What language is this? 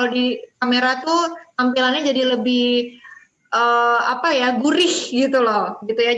Indonesian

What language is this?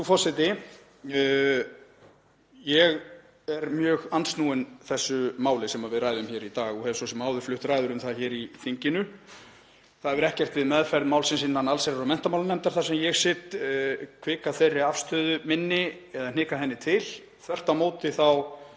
Icelandic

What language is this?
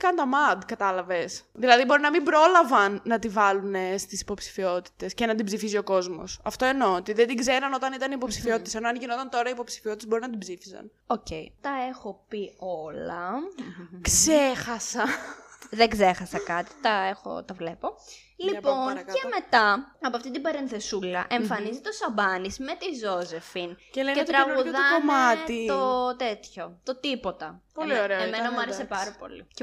Greek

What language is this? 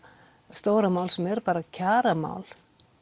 Icelandic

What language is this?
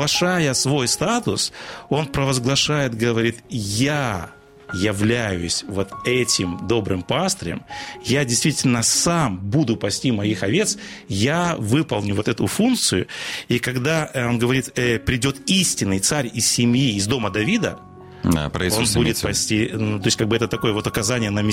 Russian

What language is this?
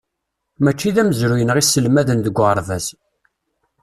Kabyle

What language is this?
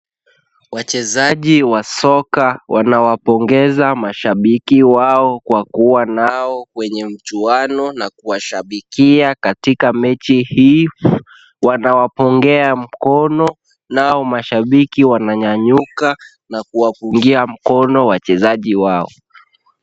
Swahili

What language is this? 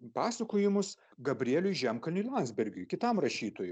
Lithuanian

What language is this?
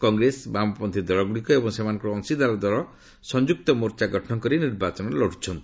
Odia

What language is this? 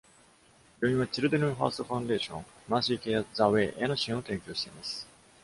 Japanese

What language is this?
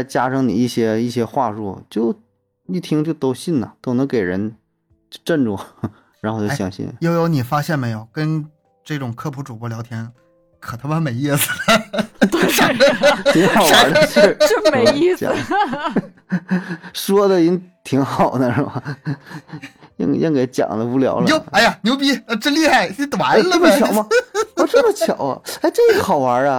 Chinese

